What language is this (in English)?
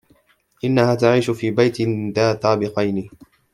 Arabic